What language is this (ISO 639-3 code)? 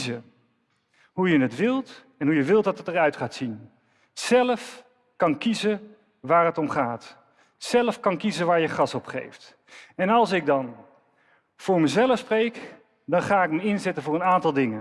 nld